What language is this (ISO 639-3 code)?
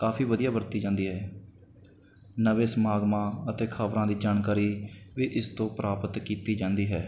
pan